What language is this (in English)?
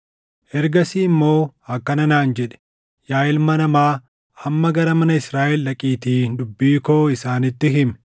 Oromo